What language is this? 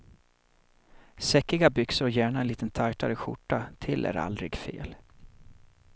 Swedish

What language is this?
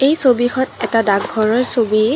Assamese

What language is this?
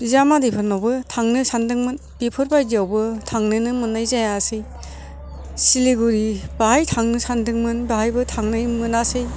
Bodo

